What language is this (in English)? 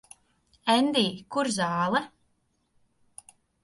Latvian